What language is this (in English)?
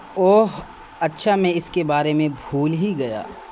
Urdu